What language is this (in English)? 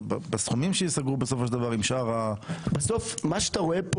Hebrew